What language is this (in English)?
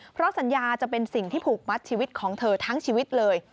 Thai